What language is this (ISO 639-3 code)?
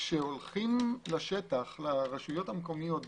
heb